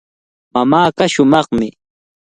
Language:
Cajatambo North Lima Quechua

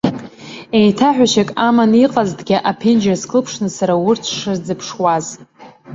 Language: Abkhazian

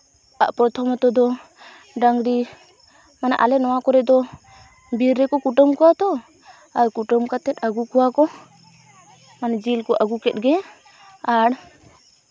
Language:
Santali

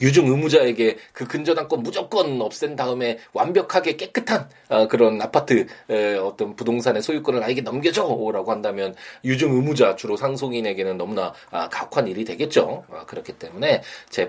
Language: Korean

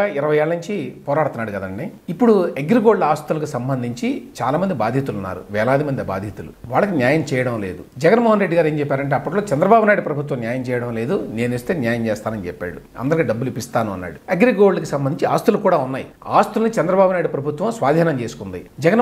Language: Telugu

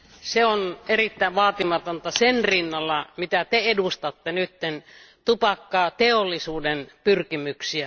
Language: Finnish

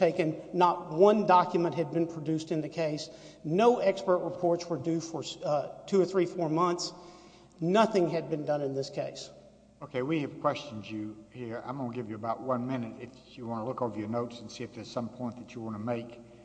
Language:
English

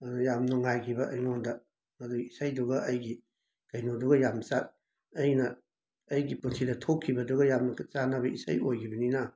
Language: Manipuri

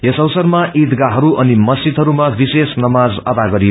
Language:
Nepali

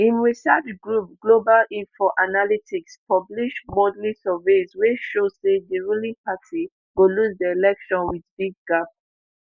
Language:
Nigerian Pidgin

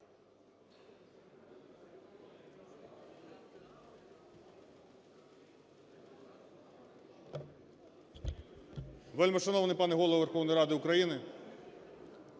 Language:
Ukrainian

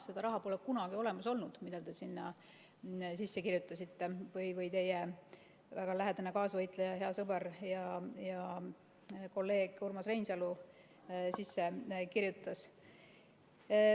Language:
Estonian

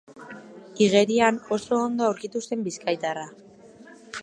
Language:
Basque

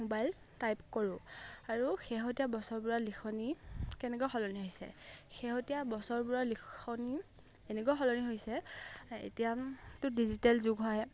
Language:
Assamese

